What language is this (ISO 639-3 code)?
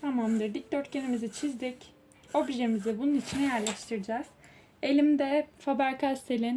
tur